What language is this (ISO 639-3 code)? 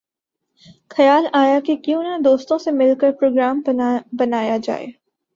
urd